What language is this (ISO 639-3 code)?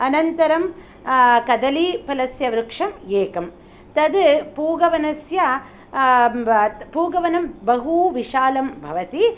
san